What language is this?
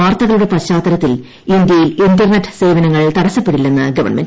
Malayalam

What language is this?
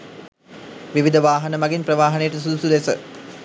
Sinhala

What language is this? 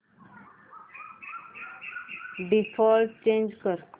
Marathi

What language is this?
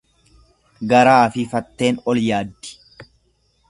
Oromo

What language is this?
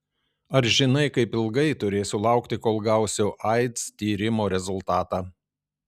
Lithuanian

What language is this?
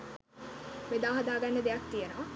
Sinhala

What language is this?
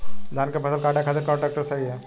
Bhojpuri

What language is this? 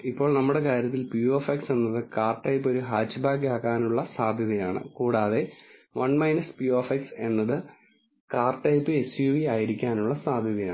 Malayalam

